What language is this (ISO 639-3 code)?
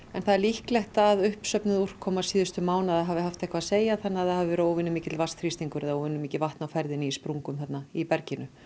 isl